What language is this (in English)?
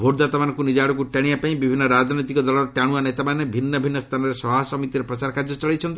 Odia